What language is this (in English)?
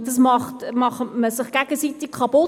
Swiss German